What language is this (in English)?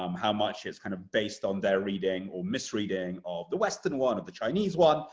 English